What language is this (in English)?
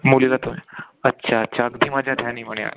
Marathi